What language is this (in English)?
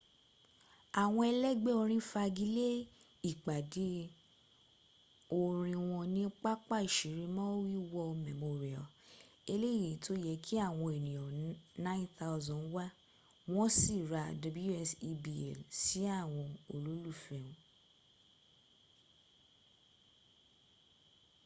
Yoruba